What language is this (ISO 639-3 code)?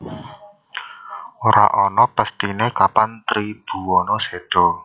jav